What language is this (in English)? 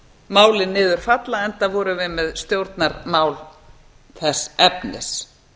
Icelandic